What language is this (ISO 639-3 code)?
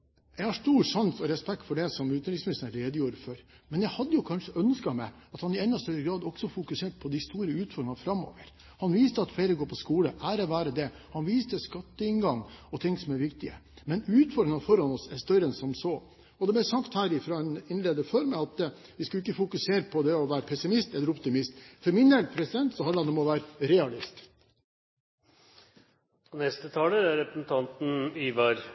nob